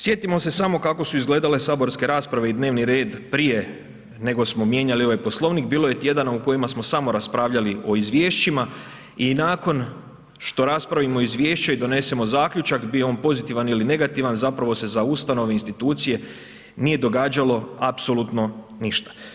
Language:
Croatian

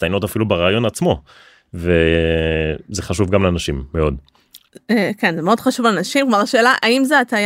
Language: Hebrew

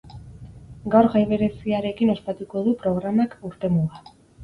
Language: Basque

